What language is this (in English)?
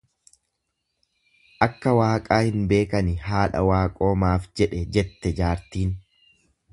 Oromo